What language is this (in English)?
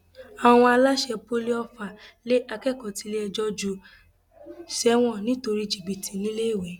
Yoruba